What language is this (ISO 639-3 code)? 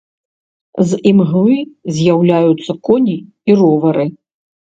bel